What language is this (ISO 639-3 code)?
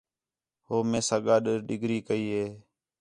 xhe